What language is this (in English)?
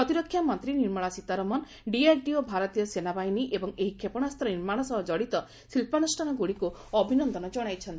Odia